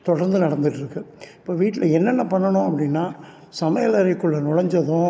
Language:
Tamil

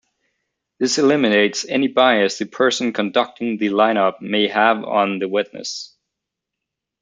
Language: English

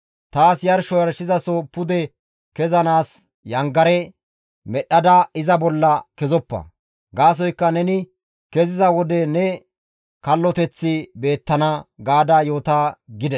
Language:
Gamo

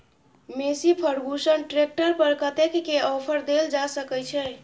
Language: Maithili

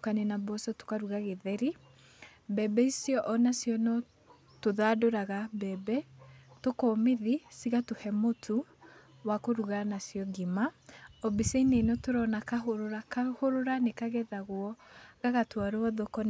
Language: Kikuyu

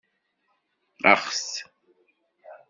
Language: Kabyle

